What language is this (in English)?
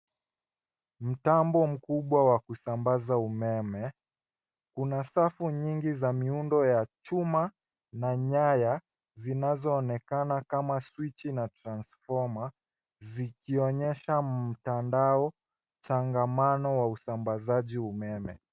Swahili